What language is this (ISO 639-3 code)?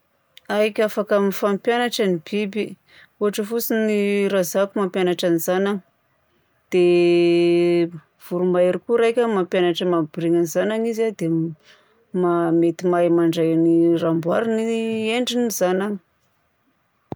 bzc